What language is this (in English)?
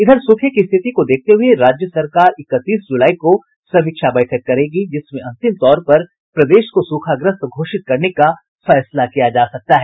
Hindi